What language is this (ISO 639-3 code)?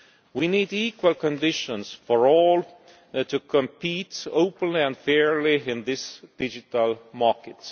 eng